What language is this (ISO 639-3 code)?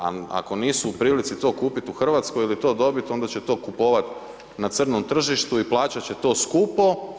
hrv